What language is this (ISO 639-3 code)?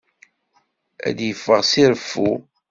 kab